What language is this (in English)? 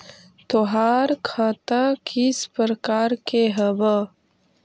Magahi